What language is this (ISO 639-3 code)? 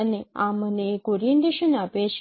guj